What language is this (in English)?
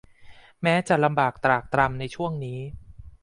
Thai